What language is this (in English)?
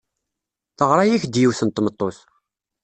Kabyle